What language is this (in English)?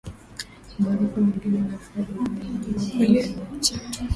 Swahili